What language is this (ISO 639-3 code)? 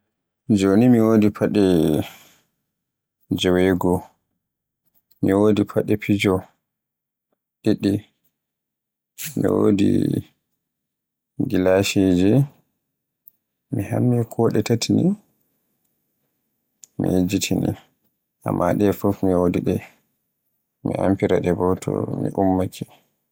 fue